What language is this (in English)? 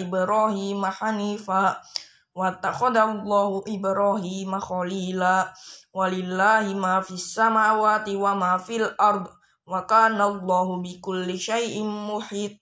Indonesian